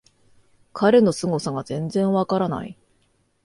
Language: Japanese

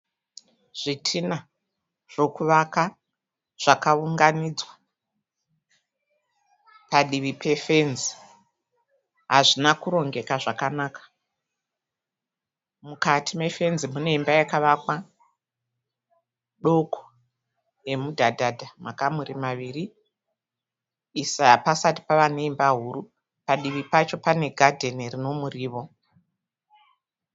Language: Shona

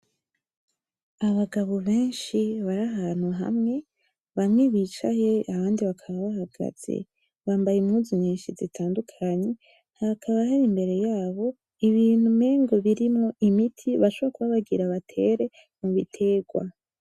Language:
Rundi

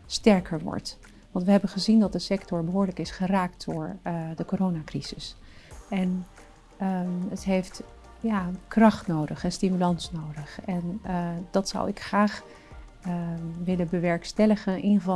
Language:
Dutch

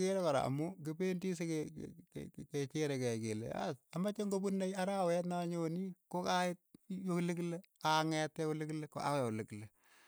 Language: Keiyo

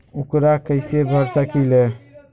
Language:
Magahi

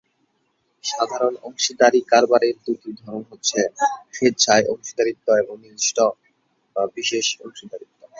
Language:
Bangla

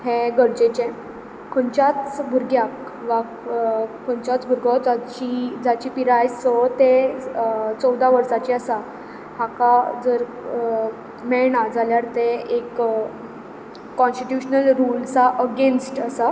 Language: Konkani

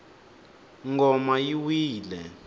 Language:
Tsonga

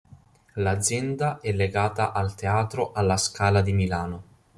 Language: Italian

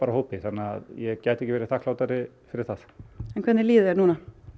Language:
Icelandic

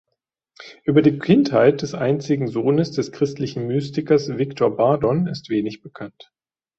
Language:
German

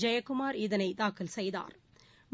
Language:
Tamil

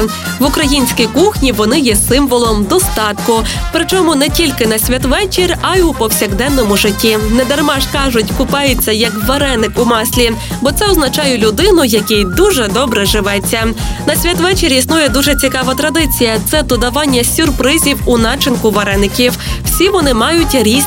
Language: Ukrainian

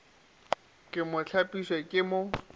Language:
Northern Sotho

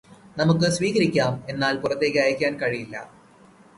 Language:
Malayalam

